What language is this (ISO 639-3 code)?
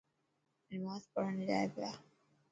mki